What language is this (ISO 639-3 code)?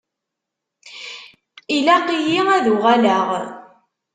kab